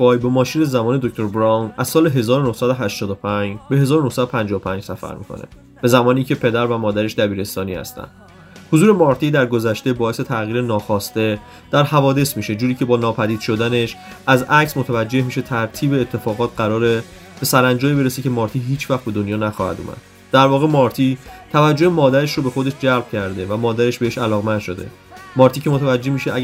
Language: Persian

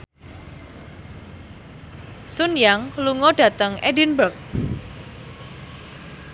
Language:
Javanese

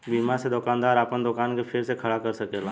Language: Bhojpuri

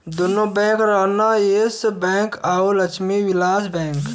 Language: Bhojpuri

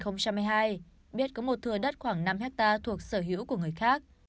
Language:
Vietnamese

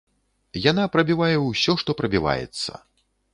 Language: Belarusian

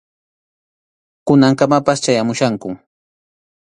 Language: Arequipa-La Unión Quechua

